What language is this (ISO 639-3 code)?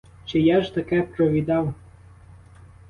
ukr